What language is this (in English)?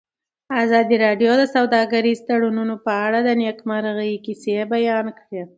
Pashto